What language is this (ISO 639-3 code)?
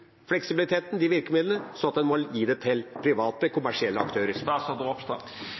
nob